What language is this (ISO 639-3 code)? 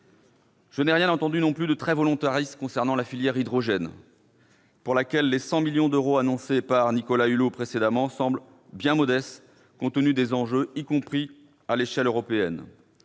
fra